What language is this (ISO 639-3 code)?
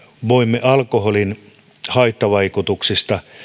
fin